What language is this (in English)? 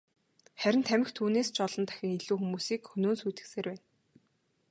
Mongolian